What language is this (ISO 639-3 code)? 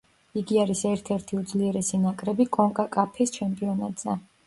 kat